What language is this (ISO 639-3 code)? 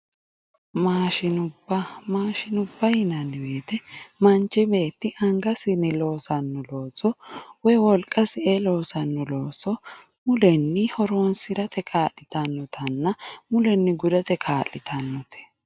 sid